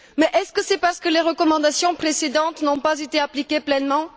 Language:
French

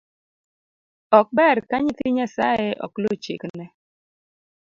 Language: Luo (Kenya and Tanzania)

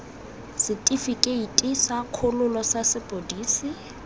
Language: Tswana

